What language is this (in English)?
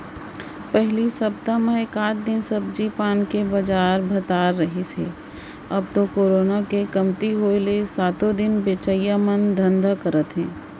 Chhattisgarhi